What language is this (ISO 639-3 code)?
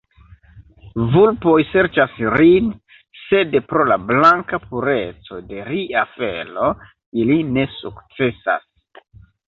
epo